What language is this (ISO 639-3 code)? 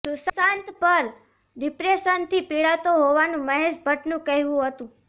guj